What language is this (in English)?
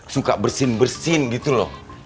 Indonesian